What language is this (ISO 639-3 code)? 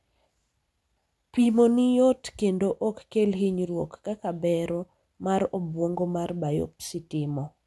luo